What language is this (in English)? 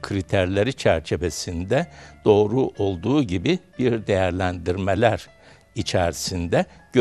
Turkish